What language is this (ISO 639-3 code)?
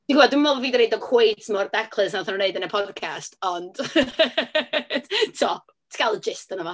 cym